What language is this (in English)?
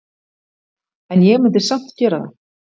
Icelandic